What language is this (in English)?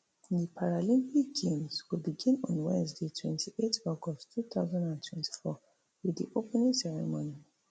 Nigerian Pidgin